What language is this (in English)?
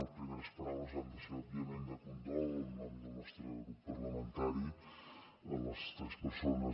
Catalan